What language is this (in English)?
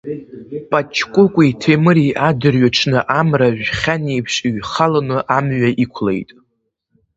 Abkhazian